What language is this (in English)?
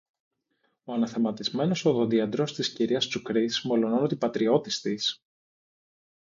Greek